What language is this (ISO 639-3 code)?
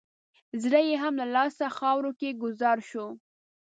pus